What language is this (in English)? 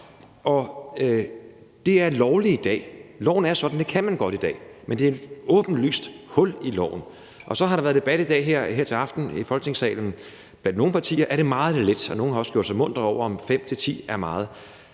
Danish